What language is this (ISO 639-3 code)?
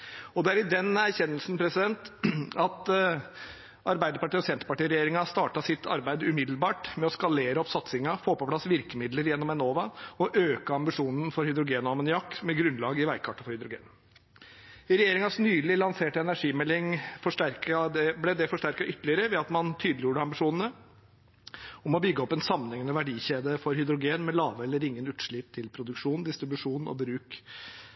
nob